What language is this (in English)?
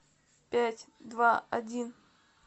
Russian